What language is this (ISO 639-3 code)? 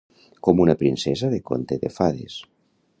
cat